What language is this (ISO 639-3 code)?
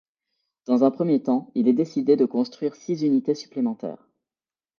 fra